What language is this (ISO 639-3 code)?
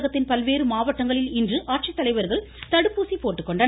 tam